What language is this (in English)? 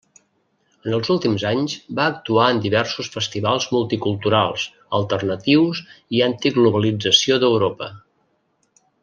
Catalan